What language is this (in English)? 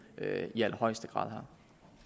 Danish